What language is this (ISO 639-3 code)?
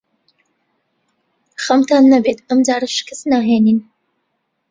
ckb